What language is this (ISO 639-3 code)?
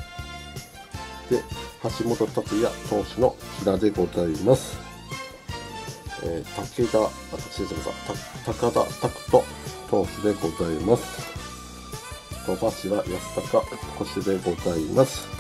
jpn